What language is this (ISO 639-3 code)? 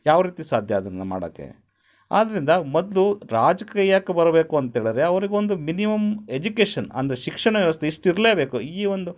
kan